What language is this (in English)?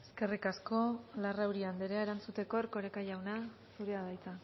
Basque